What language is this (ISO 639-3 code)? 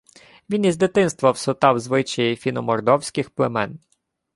ukr